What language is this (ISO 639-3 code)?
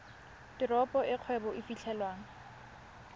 tsn